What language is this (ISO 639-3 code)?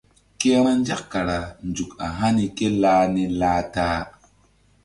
mdd